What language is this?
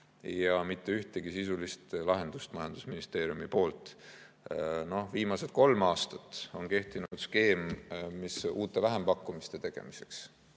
Estonian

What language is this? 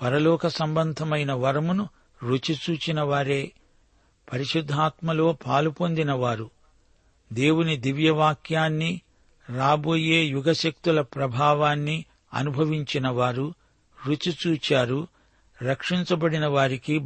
Telugu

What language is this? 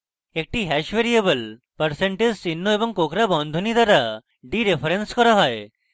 Bangla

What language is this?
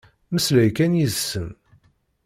Kabyle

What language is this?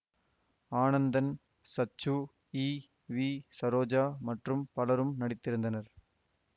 Tamil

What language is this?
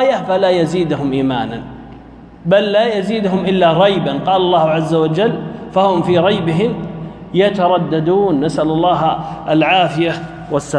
Arabic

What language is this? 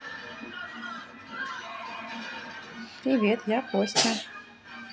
Russian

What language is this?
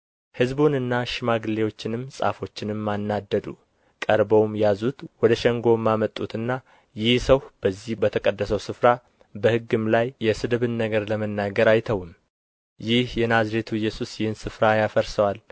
Amharic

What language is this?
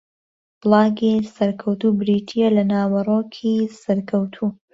Central Kurdish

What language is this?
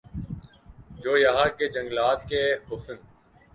Urdu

